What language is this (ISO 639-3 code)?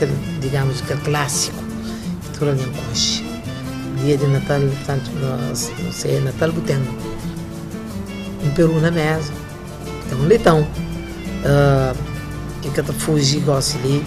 por